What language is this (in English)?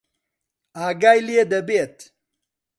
Central Kurdish